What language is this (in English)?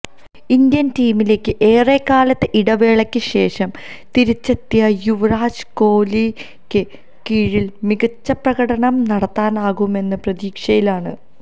Malayalam